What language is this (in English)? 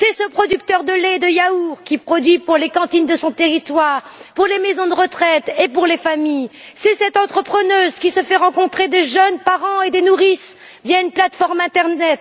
French